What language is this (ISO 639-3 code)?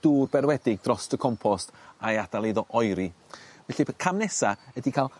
cym